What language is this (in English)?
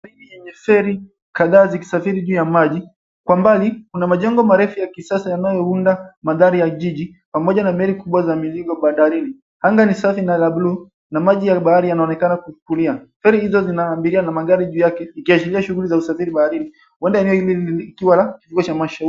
Swahili